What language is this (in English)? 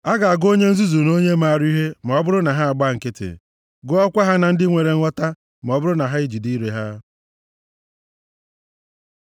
Igbo